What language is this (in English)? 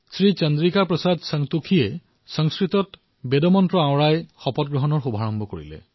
Assamese